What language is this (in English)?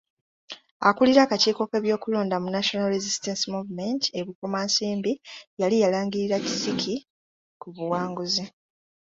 Ganda